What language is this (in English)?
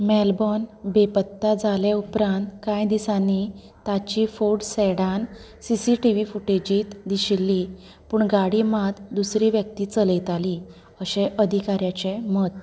Konkani